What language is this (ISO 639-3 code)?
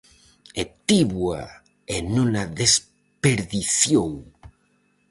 glg